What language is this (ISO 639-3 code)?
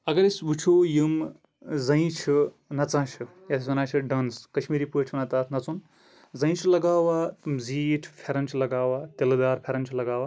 kas